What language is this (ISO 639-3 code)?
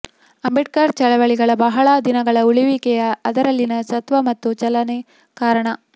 kan